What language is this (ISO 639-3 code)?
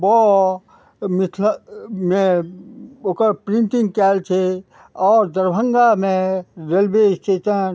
mai